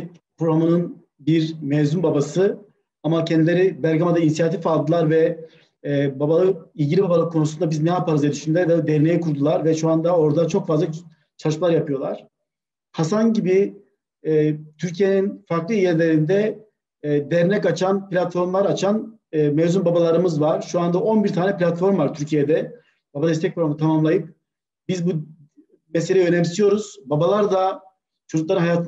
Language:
Turkish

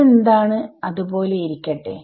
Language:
Malayalam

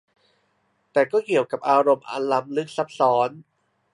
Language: Thai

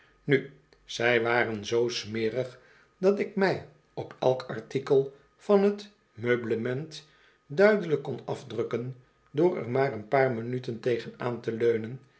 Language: Dutch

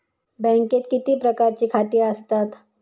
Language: Marathi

